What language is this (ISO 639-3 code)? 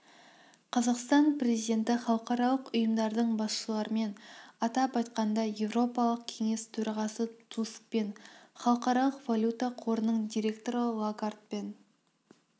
kaz